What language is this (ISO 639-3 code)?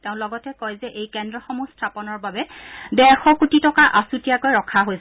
asm